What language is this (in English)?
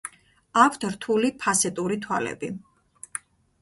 Georgian